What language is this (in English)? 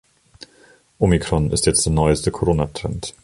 German